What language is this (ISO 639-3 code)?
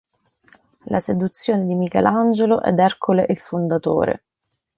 ita